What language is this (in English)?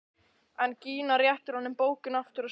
Icelandic